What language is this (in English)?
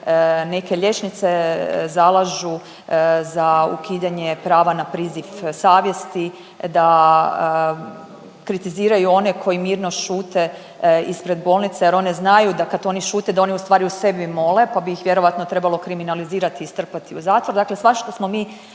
Croatian